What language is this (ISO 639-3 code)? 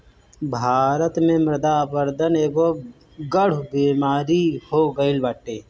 bho